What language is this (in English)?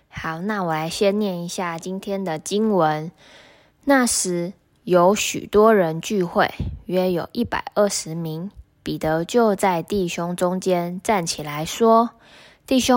Chinese